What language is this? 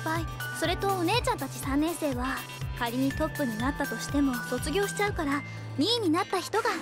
Japanese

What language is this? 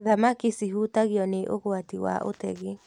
Kikuyu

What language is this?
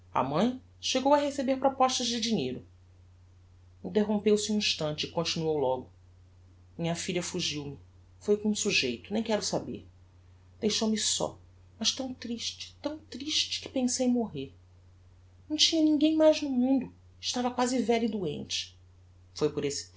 Portuguese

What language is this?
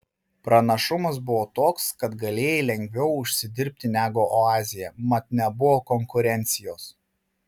Lithuanian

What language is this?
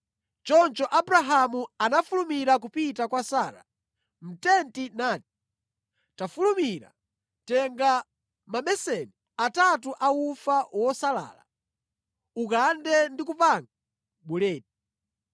Nyanja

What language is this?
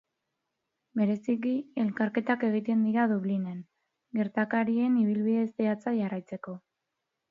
Basque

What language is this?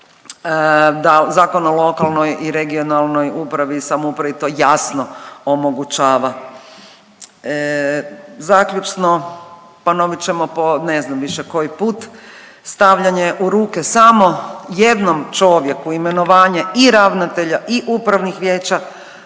Croatian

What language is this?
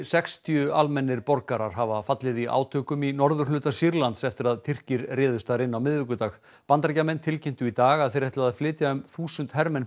Icelandic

